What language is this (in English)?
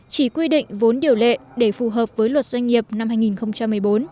Vietnamese